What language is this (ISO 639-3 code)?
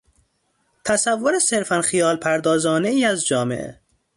fas